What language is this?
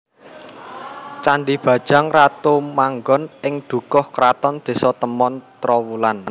Javanese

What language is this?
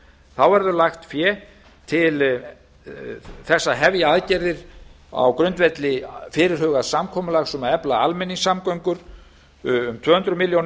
Icelandic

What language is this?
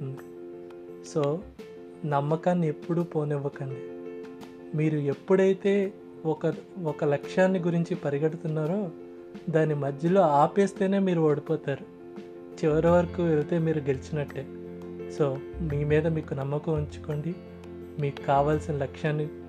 Telugu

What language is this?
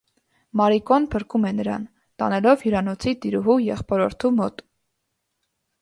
Armenian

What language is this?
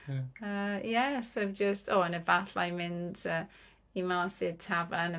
Welsh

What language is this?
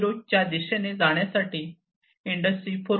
Marathi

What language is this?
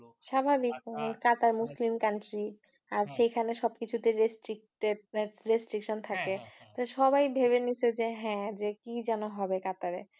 Bangla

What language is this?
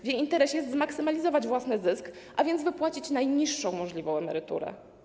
Polish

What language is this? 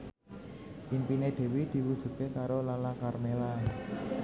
Javanese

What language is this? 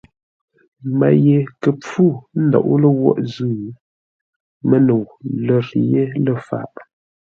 Ngombale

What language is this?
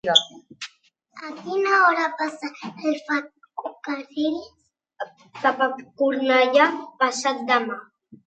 Catalan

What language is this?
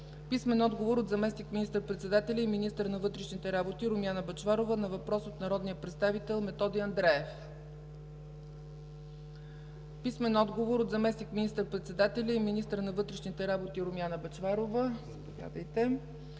Bulgarian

